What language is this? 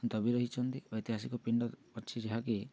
Odia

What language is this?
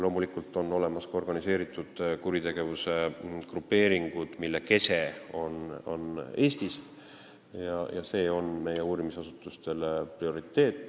Estonian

